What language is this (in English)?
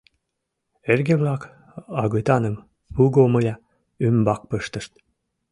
Mari